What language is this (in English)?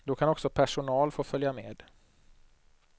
Swedish